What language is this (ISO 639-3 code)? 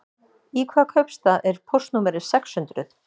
isl